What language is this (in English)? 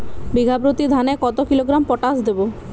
Bangla